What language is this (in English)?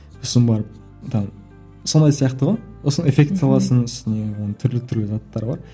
Kazakh